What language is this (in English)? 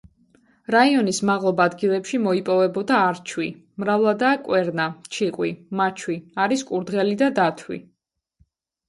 Georgian